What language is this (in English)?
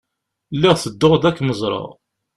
Kabyle